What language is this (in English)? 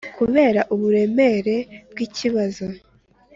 Kinyarwanda